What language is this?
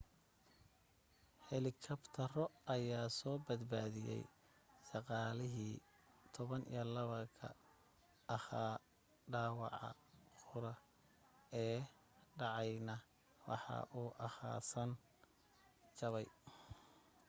Somali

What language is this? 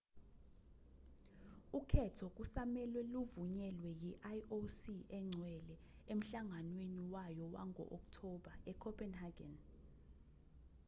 Zulu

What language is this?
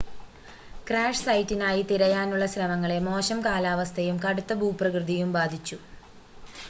Malayalam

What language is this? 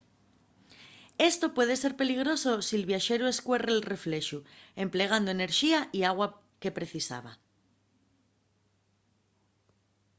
Asturian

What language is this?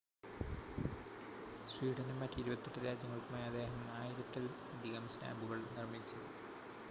Malayalam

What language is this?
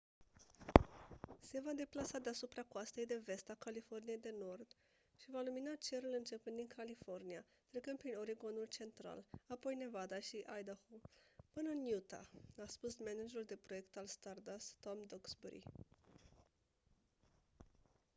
Romanian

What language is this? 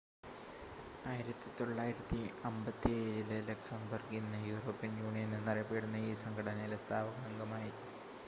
Malayalam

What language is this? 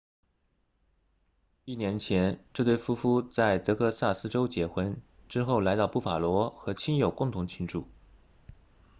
Chinese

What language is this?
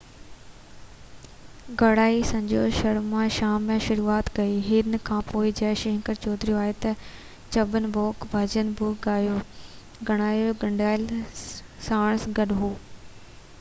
Sindhi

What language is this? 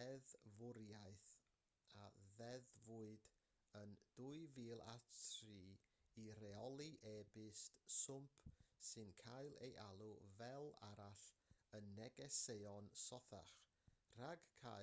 Welsh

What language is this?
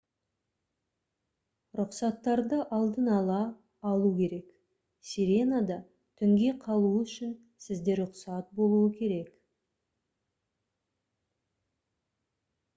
Kazakh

